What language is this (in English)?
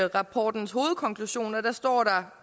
Danish